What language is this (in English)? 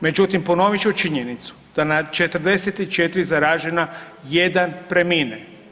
Croatian